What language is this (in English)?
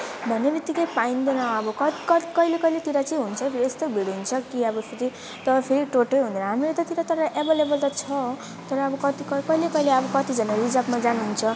Nepali